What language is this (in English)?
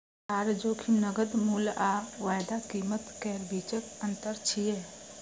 Maithili